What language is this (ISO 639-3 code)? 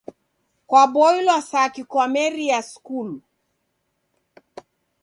dav